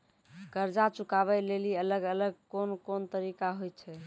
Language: Maithili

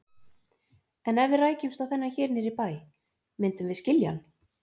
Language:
Icelandic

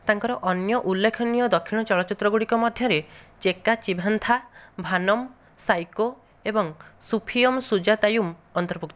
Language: Odia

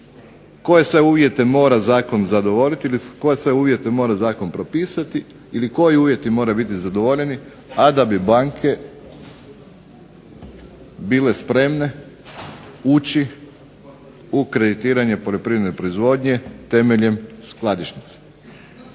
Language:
Croatian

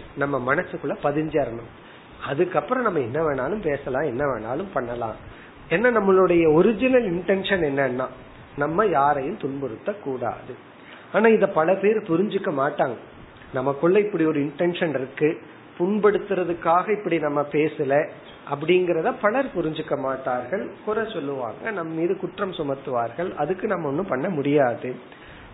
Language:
Tamil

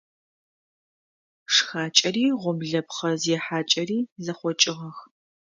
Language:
Adyghe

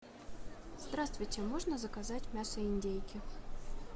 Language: Russian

